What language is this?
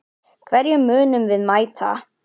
Icelandic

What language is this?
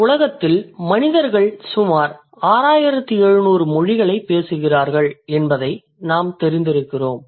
Tamil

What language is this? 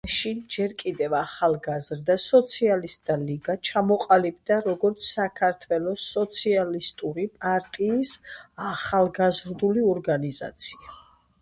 Georgian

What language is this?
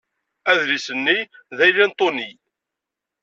Kabyle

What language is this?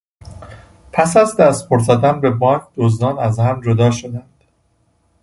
Persian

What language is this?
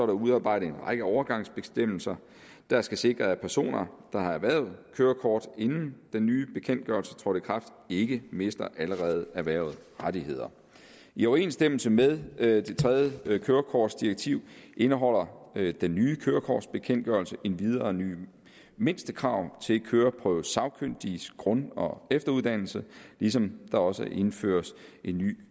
Danish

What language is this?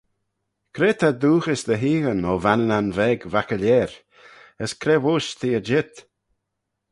Manx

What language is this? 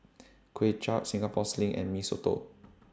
English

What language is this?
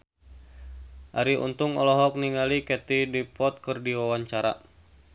Sundanese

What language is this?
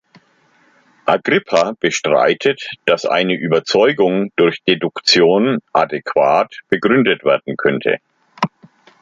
German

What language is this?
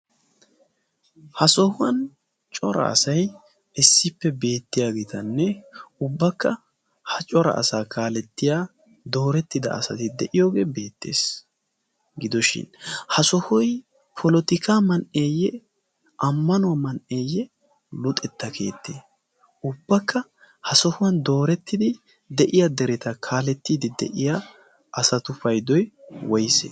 Wolaytta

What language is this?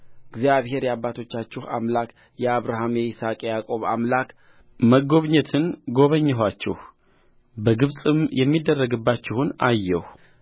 Amharic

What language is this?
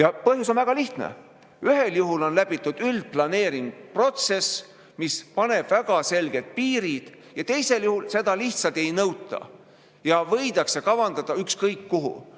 Estonian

